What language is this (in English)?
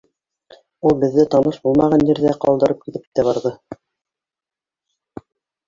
Bashkir